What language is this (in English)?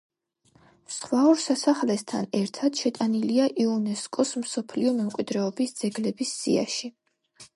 Georgian